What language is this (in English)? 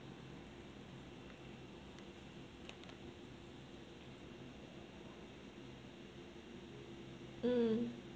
English